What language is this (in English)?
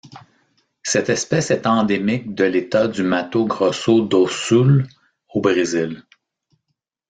French